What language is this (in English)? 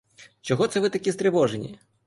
Ukrainian